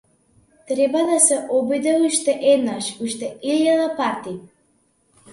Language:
Macedonian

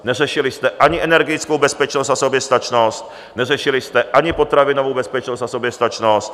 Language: Czech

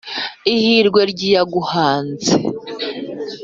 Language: Kinyarwanda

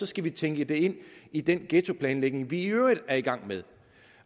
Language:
Danish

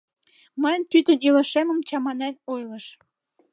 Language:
Mari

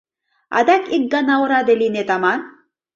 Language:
Mari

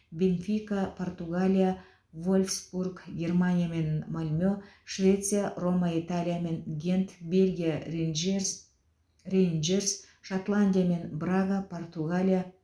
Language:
Kazakh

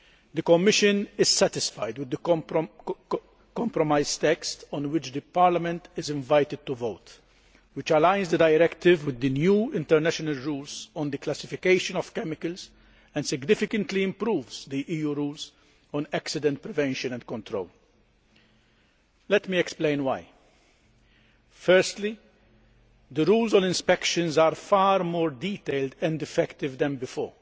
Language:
English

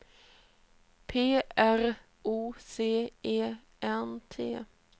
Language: Swedish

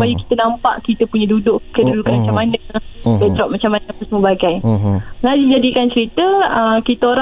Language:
Malay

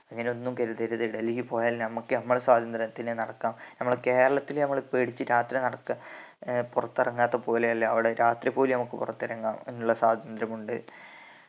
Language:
Malayalam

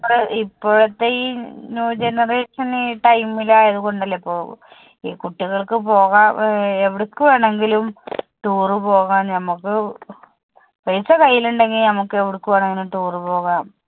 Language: Malayalam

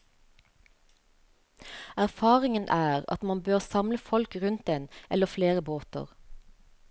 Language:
Norwegian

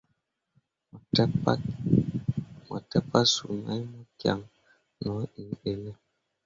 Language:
Mundang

